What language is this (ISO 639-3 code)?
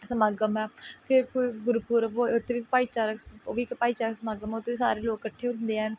pan